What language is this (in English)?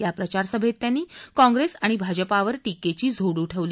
Marathi